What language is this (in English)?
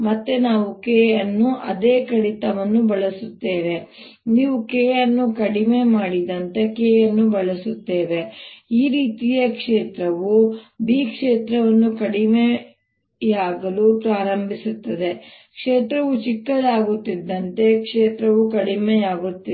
Kannada